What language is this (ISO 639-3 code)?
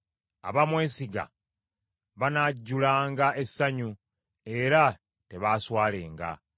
lug